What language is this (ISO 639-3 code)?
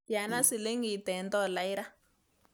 kln